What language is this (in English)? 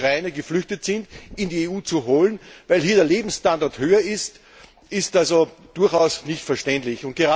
German